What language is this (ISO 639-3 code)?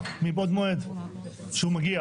heb